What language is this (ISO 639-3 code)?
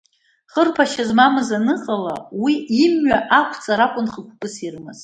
abk